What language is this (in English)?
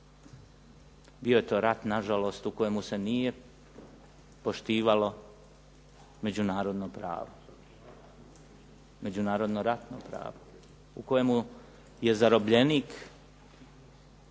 Croatian